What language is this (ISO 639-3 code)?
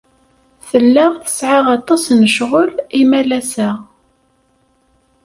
kab